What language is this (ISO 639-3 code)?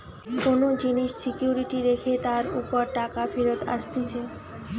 ben